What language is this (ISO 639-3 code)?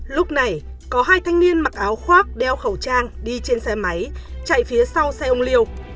vie